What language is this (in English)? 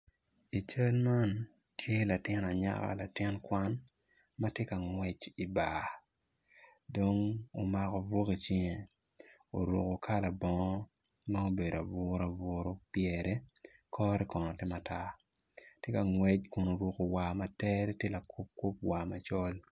Acoli